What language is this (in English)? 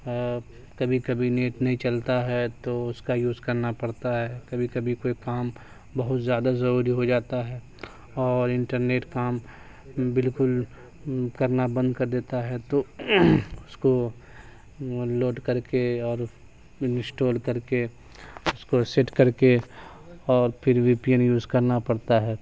Urdu